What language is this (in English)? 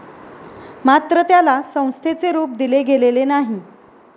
Marathi